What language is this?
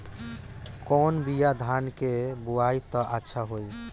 Bhojpuri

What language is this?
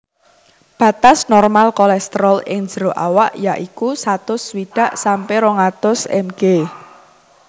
Javanese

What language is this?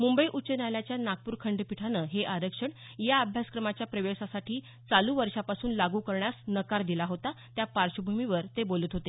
Marathi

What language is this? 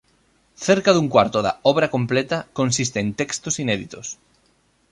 Galician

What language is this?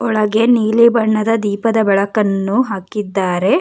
Kannada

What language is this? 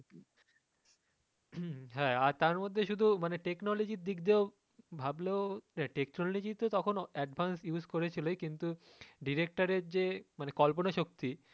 Bangla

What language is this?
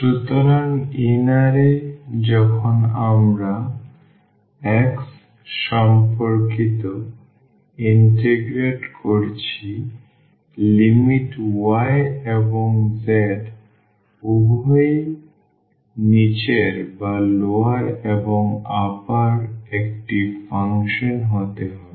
Bangla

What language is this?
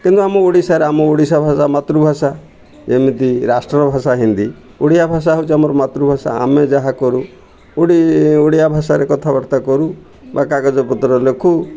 Odia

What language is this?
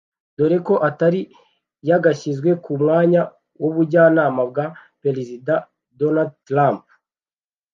Kinyarwanda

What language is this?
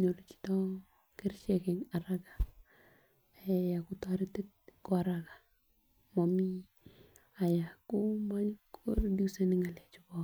Kalenjin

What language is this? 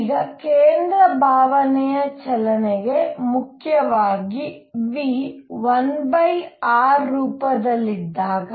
Kannada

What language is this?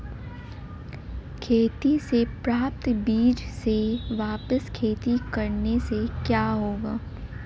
Hindi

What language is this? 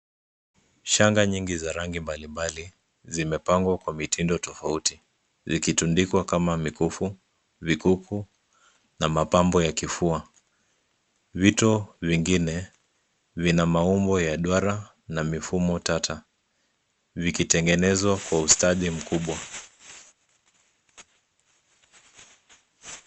Swahili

